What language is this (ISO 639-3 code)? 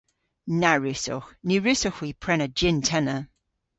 cor